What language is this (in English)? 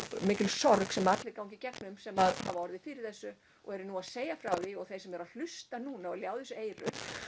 Icelandic